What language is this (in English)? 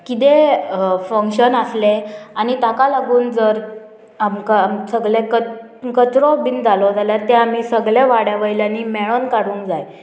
Konkani